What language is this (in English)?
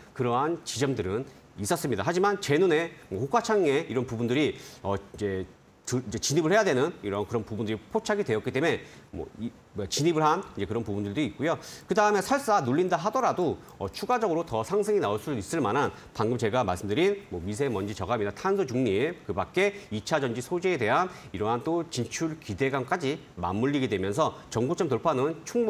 Korean